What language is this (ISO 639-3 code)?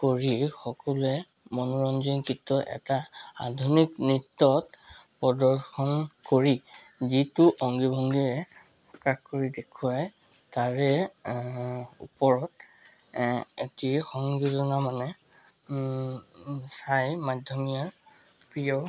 asm